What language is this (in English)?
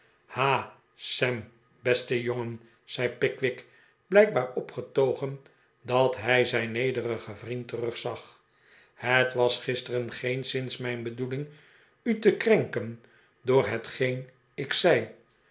Dutch